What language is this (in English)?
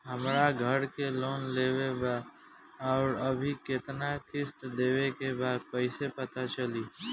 Bhojpuri